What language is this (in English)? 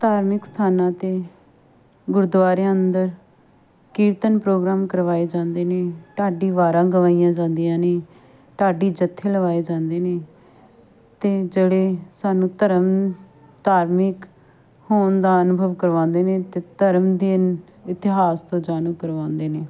Punjabi